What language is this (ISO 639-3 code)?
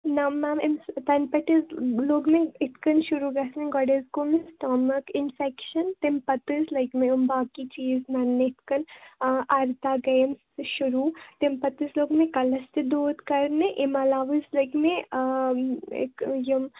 kas